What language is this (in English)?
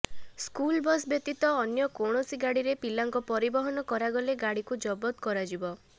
Odia